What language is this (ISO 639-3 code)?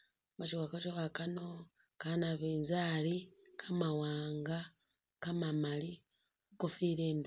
myx